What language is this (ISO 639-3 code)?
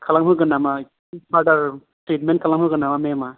brx